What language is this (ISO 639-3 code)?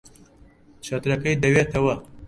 ckb